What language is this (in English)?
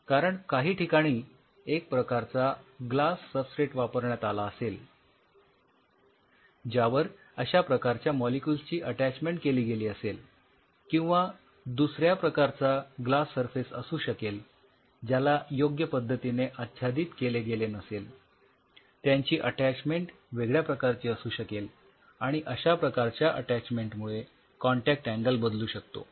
Marathi